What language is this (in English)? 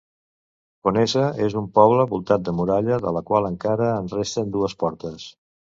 Catalan